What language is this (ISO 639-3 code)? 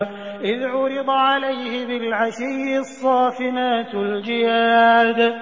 ara